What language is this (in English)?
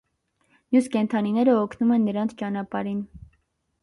Armenian